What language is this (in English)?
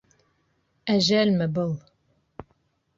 Bashkir